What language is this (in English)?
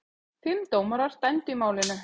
Icelandic